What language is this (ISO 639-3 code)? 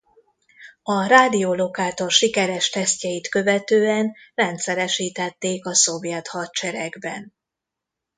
hun